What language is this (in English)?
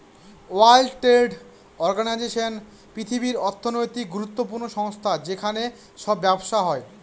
Bangla